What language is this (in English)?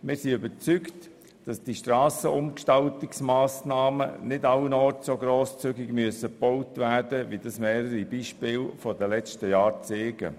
Swiss German